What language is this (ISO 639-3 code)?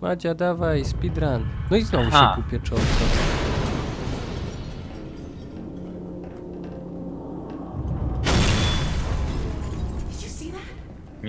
pol